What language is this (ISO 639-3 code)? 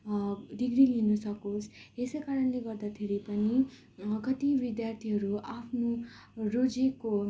nep